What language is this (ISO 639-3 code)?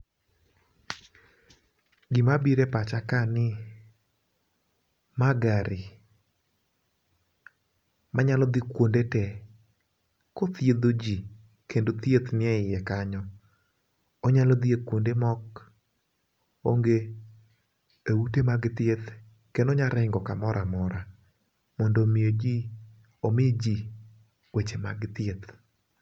luo